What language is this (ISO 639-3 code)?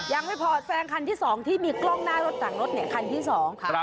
tha